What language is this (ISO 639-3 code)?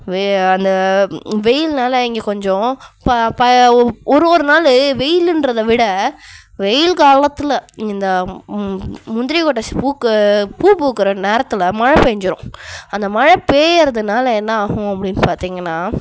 tam